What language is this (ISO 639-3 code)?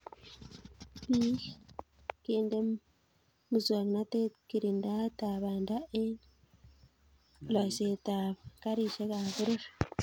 kln